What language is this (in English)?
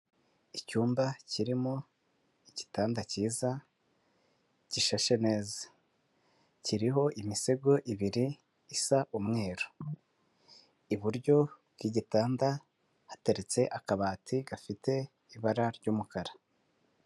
Kinyarwanda